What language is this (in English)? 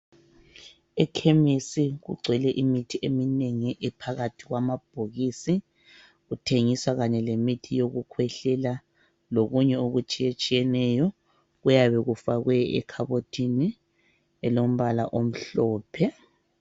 North Ndebele